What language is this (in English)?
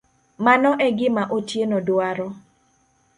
Luo (Kenya and Tanzania)